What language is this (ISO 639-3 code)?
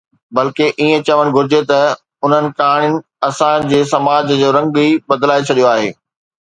snd